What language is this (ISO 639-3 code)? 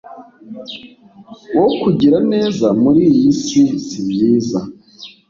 kin